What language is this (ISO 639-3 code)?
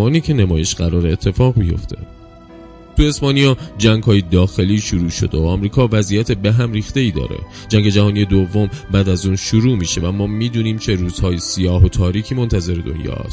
fas